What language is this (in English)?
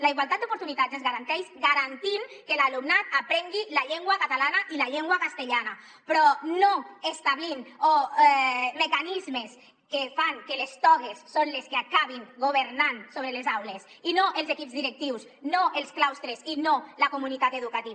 Catalan